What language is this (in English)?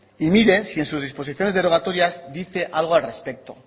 Spanish